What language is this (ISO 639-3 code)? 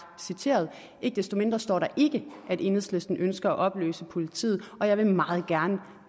dan